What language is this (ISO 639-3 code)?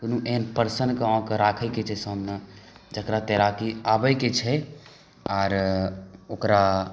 mai